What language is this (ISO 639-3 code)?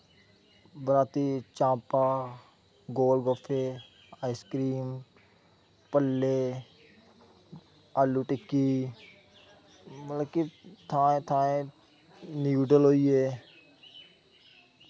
doi